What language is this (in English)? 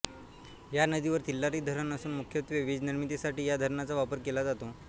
Marathi